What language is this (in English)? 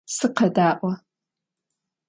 Adyghe